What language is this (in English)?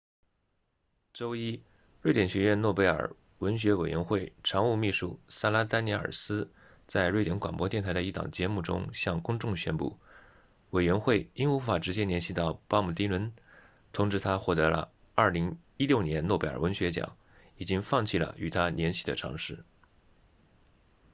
Chinese